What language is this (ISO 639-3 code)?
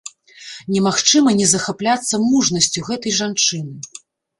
bel